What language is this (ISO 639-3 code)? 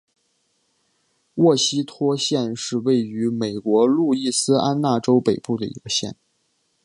zho